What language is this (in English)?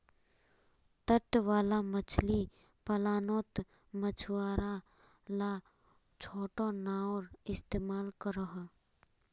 Magahi